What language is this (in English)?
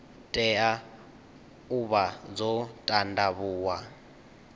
Venda